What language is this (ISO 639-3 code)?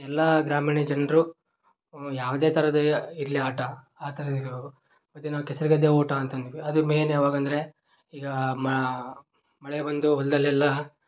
kan